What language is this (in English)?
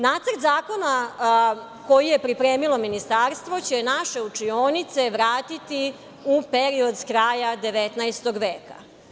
Serbian